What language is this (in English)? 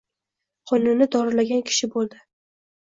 Uzbek